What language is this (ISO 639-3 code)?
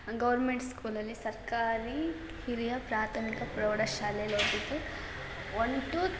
kan